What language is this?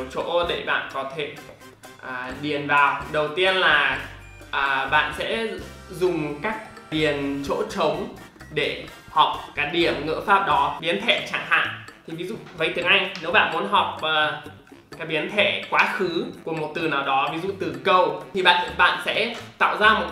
Vietnamese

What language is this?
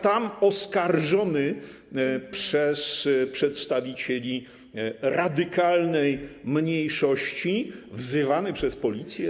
Polish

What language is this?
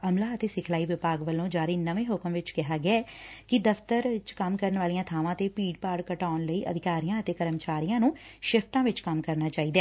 Punjabi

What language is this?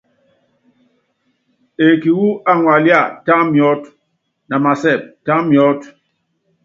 Yangben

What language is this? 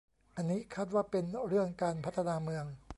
Thai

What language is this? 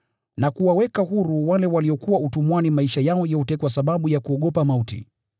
Swahili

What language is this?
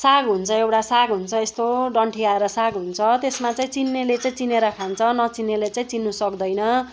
Nepali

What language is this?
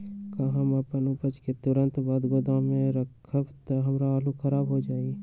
Magahi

